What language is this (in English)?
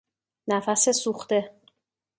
Persian